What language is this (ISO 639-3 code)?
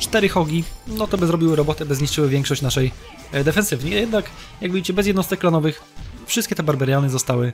pol